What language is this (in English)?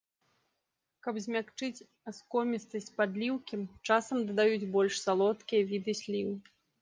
Belarusian